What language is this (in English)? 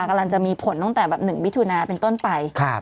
Thai